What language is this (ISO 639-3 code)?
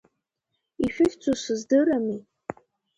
abk